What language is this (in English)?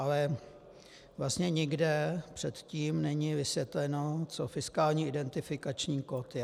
Czech